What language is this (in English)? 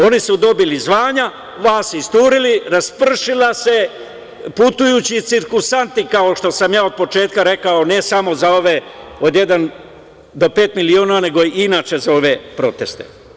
Serbian